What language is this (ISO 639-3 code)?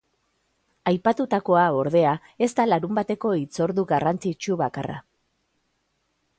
eus